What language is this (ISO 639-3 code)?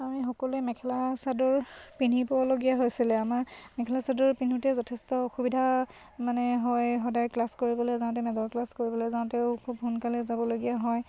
asm